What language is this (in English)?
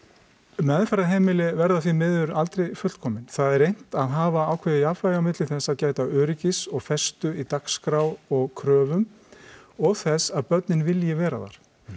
Icelandic